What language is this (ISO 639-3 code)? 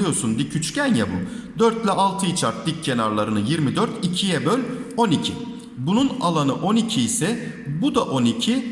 tur